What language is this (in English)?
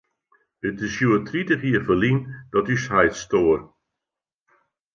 Western Frisian